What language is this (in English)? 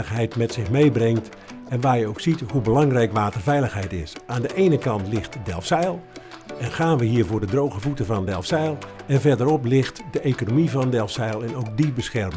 Dutch